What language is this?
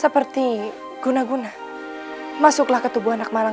Indonesian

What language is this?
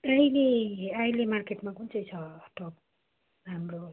Nepali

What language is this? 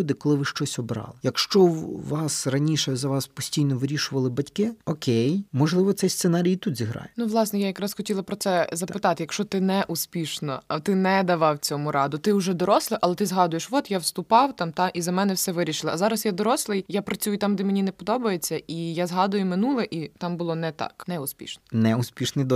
Ukrainian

